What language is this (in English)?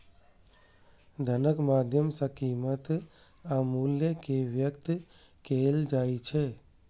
Maithili